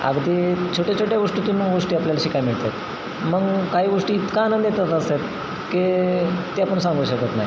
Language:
Marathi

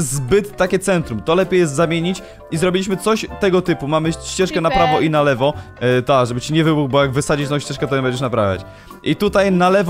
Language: Polish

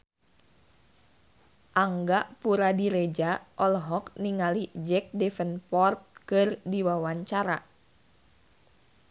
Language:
Sundanese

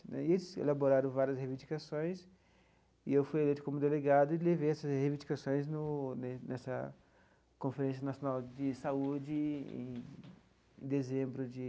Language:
Portuguese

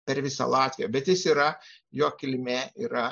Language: Lithuanian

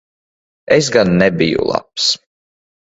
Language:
Latvian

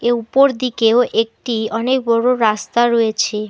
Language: Bangla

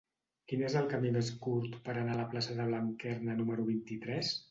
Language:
Catalan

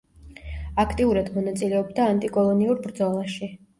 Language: Georgian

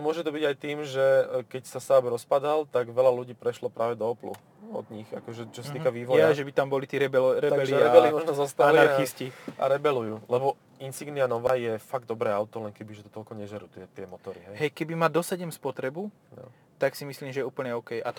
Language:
Slovak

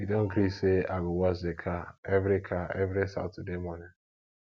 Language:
Nigerian Pidgin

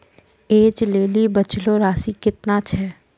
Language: Maithili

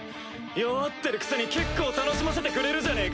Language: Japanese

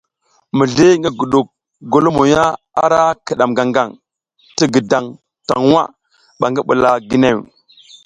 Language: South Giziga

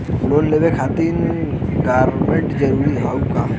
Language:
Bhojpuri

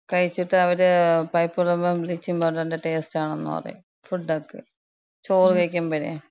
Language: Malayalam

